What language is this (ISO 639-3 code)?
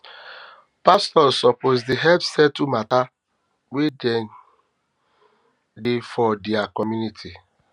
pcm